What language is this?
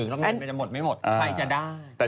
Thai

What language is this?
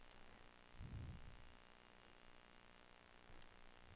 Norwegian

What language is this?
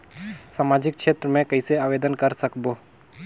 Chhattisgarhi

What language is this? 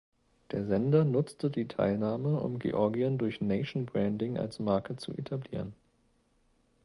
German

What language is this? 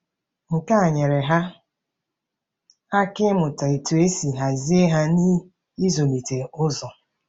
Igbo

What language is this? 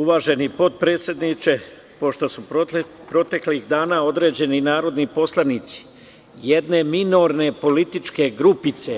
Serbian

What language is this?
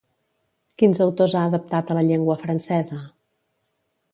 Catalan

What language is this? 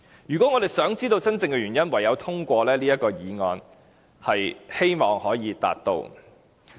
Cantonese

